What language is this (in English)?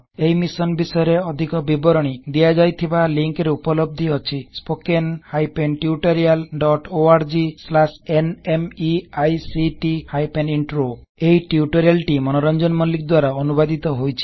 Odia